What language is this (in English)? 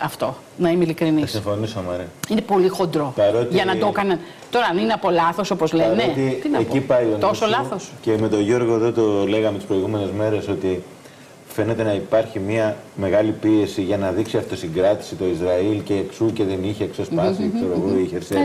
Greek